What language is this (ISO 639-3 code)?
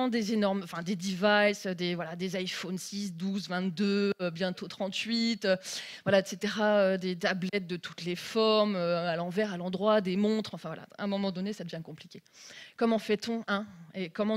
fra